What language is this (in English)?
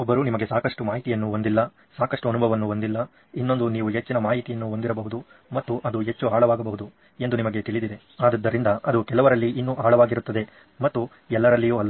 Kannada